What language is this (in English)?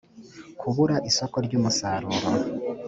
Kinyarwanda